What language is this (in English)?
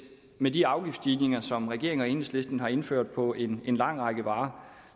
Danish